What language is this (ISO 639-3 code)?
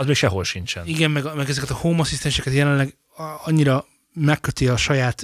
hun